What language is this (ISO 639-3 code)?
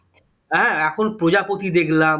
ben